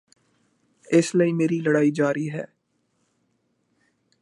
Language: Punjabi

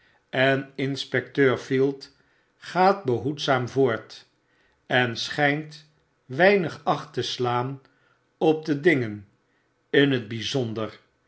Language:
Dutch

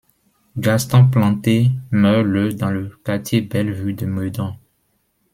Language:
French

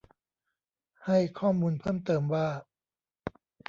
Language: Thai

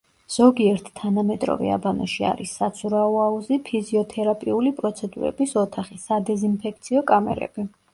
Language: Georgian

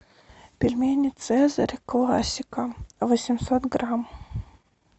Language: Russian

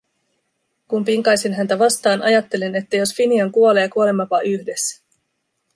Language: Finnish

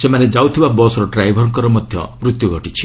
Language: Odia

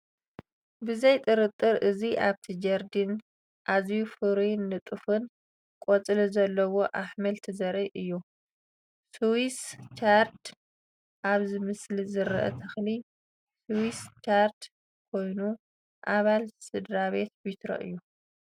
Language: Tigrinya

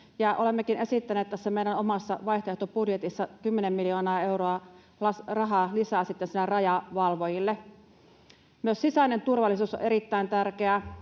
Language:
Finnish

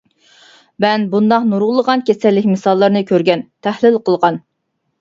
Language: Uyghur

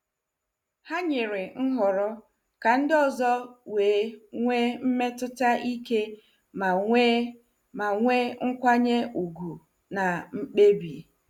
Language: Igbo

